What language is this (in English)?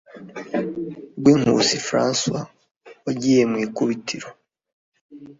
Kinyarwanda